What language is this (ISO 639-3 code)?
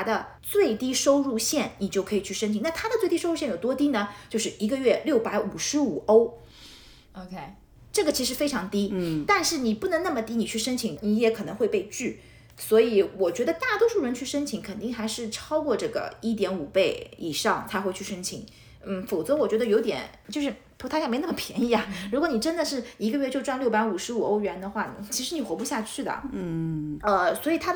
zho